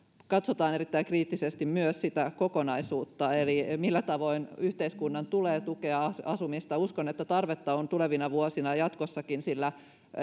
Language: Finnish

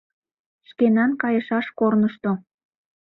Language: Mari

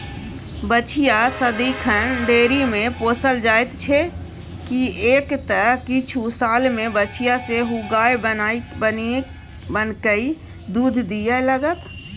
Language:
Maithili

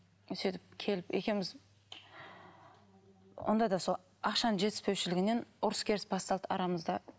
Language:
Kazakh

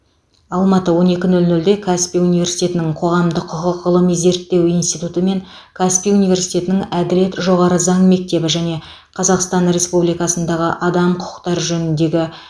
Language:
Kazakh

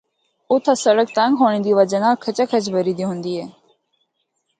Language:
Northern Hindko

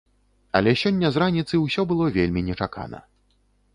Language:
Belarusian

